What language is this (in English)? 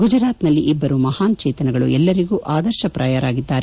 Kannada